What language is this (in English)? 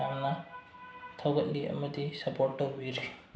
Manipuri